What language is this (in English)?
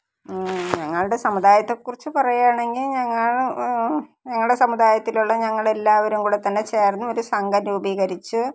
Malayalam